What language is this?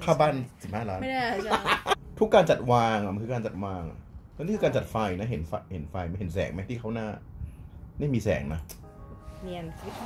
Thai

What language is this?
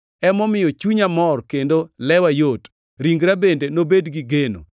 Luo (Kenya and Tanzania)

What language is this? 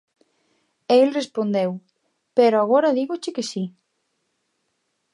Galician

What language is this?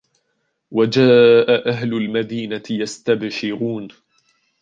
Arabic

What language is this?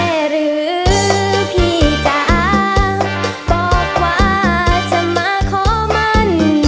Thai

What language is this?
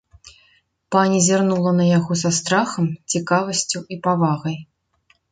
Belarusian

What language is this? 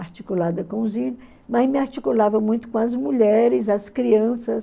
Portuguese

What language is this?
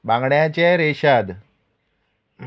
Konkani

